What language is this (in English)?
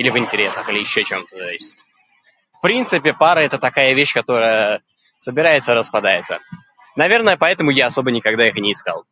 Russian